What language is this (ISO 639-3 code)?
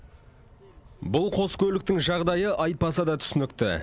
kaz